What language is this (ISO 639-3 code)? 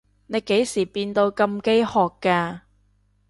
yue